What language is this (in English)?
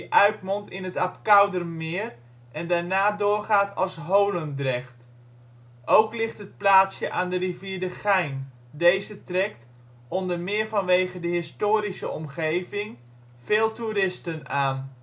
Dutch